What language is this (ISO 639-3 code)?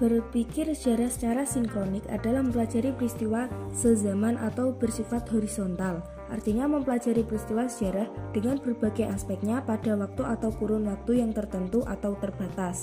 ind